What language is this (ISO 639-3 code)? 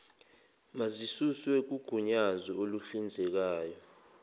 zul